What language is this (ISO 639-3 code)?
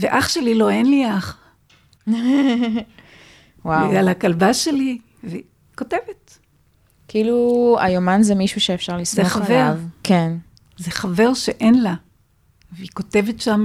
heb